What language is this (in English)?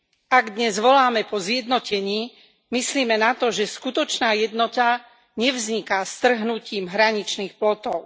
Slovak